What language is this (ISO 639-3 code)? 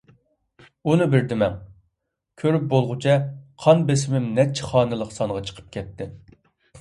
uig